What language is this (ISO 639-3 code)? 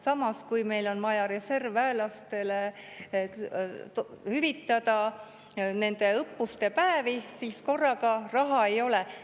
est